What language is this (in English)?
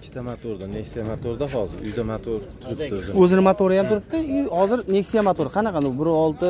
Turkish